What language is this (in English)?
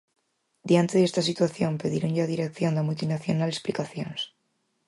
Galician